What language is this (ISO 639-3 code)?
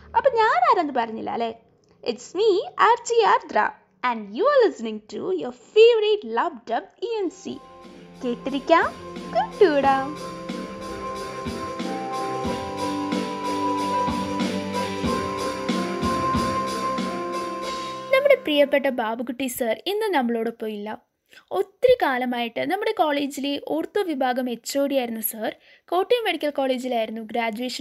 mal